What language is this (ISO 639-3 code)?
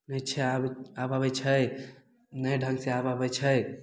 mai